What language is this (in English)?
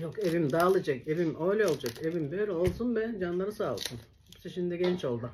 Turkish